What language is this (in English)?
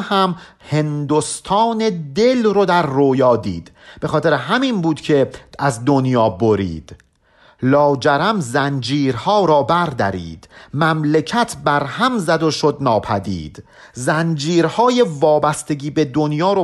Persian